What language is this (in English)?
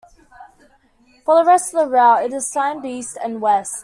English